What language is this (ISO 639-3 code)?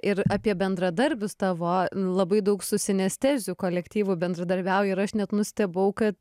lit